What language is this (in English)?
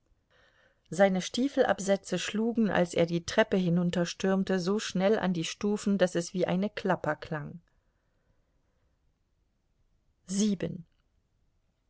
German